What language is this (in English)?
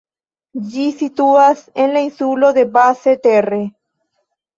Esperanto